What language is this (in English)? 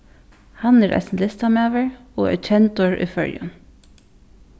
Faroese